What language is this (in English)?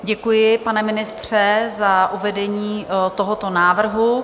Czech